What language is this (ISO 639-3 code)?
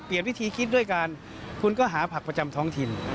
tha